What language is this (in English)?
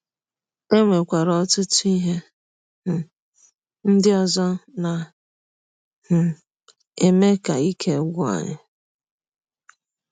Igbo